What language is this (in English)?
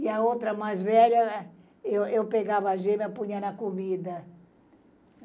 Portuguese